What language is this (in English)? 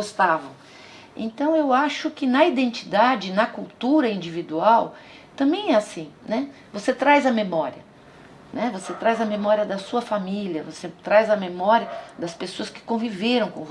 Portuguese